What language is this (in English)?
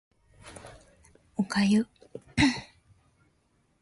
Japanese